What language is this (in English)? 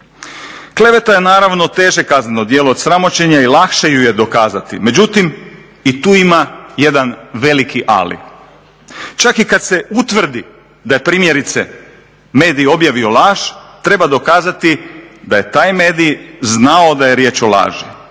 Croatian